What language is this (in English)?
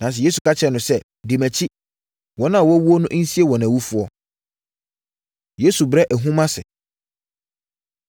Akan